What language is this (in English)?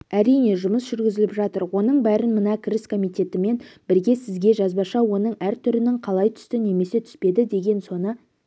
Kazakh